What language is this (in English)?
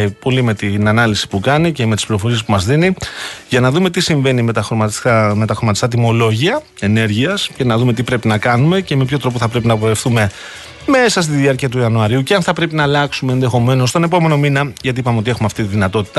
Greek